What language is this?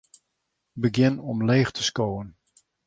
Western Frisian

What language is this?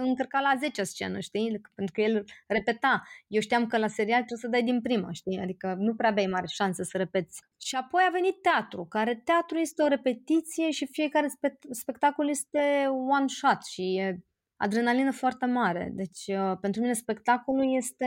Romanian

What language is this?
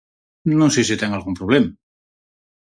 Galician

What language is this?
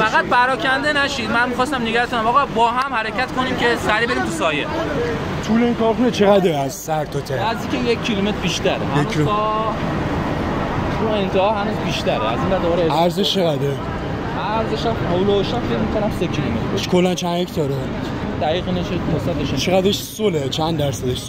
Persian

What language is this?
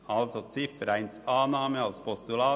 Swiss German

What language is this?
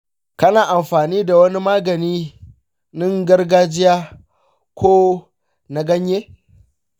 Hausa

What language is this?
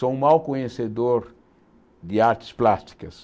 Portuguese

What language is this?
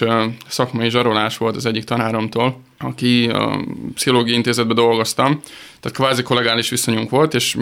Hungarian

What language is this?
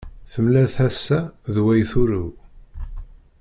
Kabyle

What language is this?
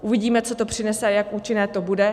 Czech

